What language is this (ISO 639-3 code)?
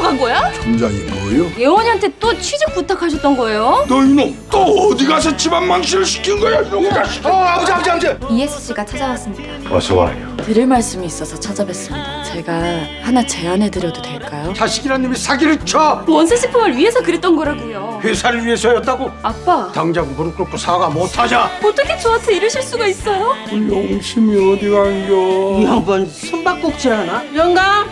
kor